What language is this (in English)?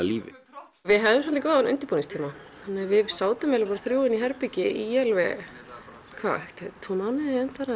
Icelandic